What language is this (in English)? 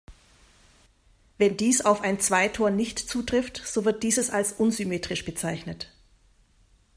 German